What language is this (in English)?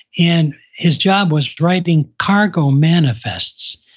English